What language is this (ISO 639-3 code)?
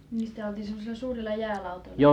fin